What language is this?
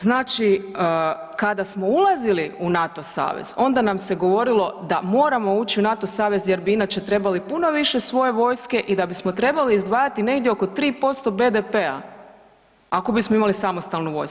Croatian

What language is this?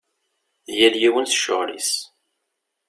Kabyle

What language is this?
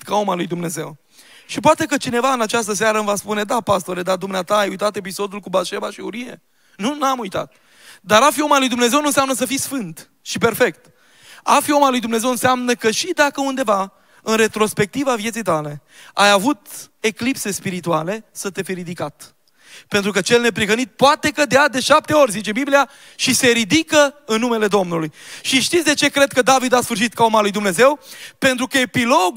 Romanian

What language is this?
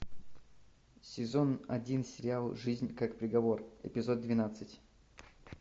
Russian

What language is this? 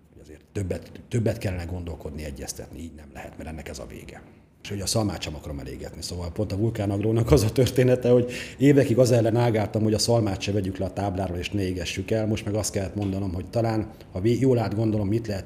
Hungarian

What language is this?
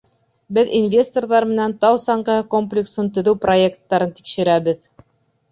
Bashkir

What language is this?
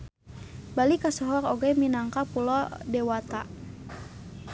Sundanese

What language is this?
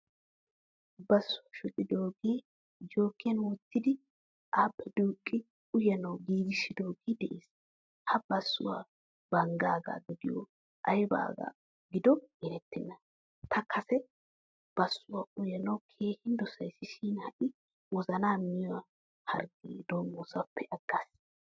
Wolaytta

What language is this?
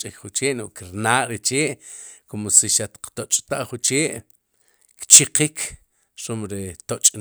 Sipacapense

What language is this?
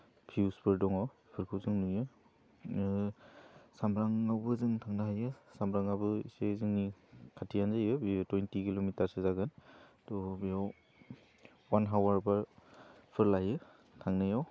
Bodo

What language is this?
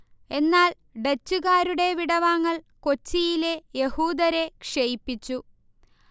Malayalam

